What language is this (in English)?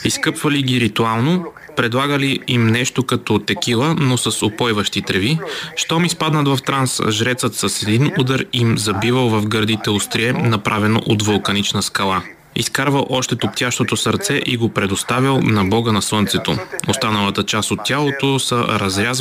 Bulgarian